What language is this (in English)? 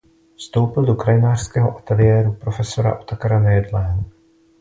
Czech